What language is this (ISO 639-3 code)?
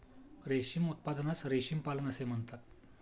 mar